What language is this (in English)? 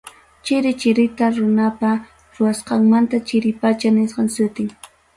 Ayacucho Quechua